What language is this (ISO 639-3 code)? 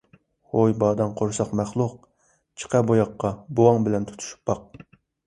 uig